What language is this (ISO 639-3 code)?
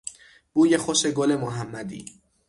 fas